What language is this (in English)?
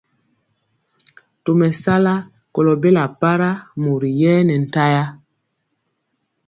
Mpiemo